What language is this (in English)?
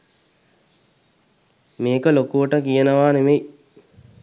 Sinhala